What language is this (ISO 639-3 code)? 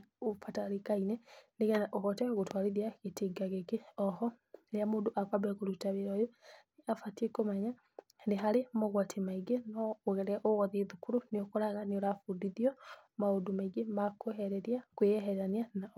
kik